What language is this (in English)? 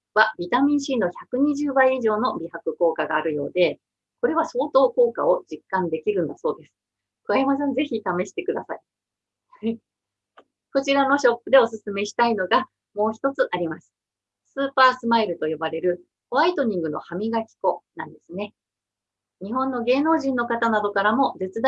Japanese